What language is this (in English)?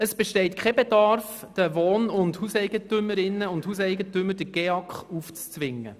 Swiss German